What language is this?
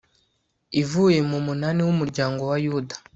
Kinyarwanda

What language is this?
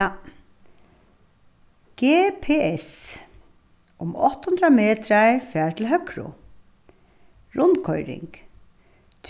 Faroese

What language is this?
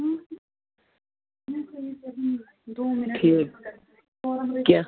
Kashmiri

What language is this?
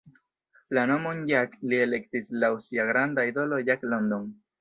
Esperanto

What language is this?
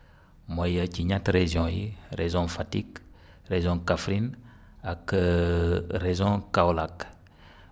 Wolof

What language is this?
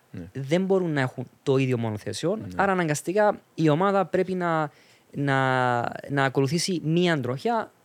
Greek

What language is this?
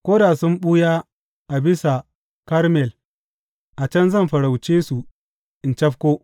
Hausa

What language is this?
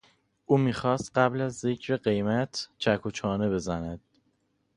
Persian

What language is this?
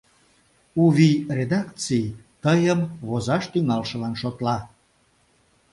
Mari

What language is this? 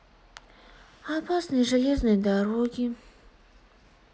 Russian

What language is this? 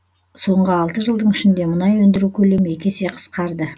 Kazakh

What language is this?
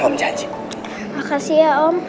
Indonesian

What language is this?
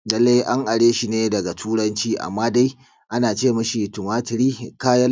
Hausa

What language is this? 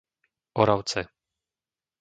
Slovak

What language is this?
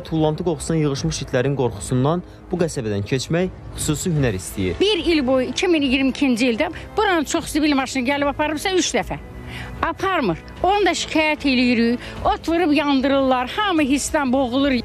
Turkish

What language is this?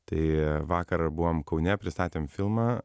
Lithuanian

